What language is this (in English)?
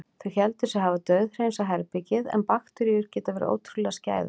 Icelandic